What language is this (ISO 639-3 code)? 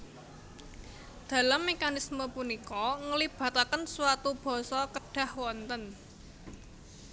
jav